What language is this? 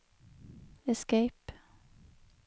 Norwegian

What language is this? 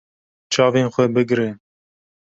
Kurdish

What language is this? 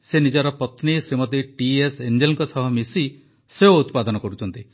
Odia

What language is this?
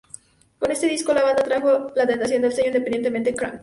Spanish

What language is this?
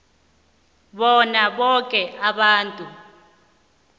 South Ndebele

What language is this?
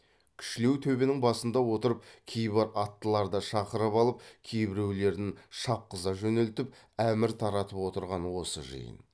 Kazakh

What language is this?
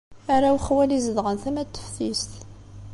Kabyle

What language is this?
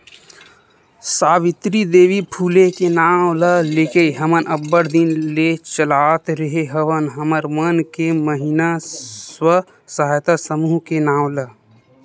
Chhattisgarhi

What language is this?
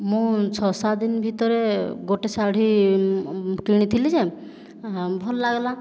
Odia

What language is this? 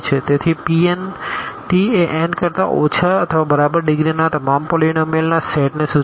Gujarati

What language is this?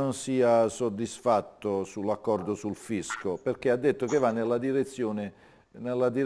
Italian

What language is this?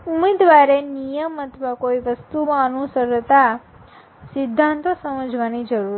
Gujarati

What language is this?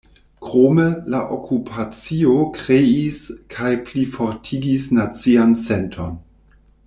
Esperanto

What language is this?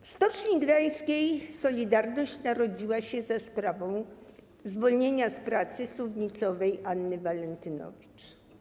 Polish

